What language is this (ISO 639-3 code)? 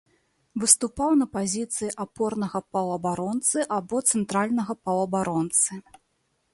bel